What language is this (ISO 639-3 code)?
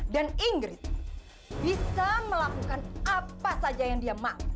ind